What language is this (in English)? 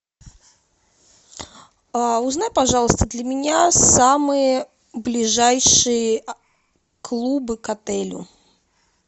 Russian